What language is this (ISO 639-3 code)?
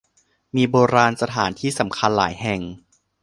tha